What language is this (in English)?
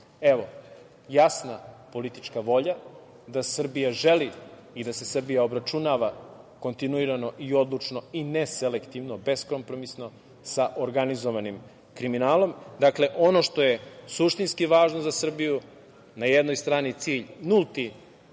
Serbian